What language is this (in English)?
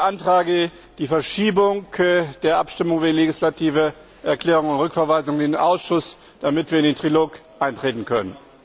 German